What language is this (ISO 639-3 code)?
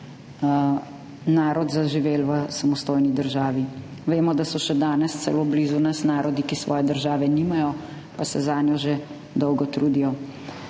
slv